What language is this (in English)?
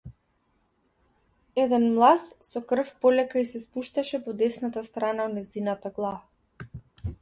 Macedonian